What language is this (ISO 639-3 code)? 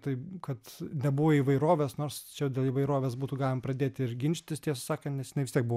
lit